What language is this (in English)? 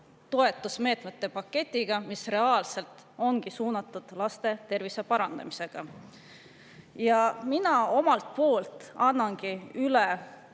Estonian